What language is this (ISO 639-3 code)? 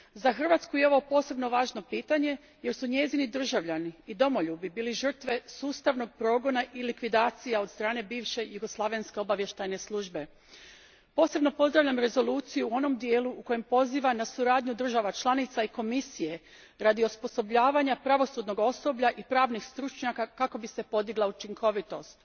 hrv